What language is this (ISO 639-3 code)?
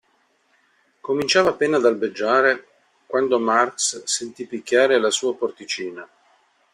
ita